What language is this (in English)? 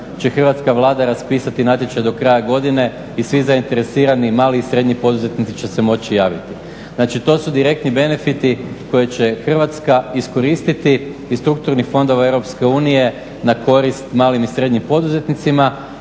Croatian